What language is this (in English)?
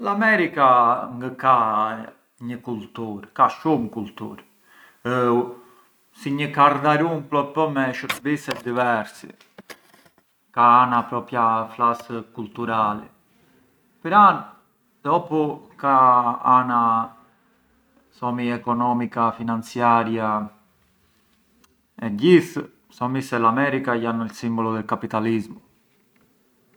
Arbëreshë Albanian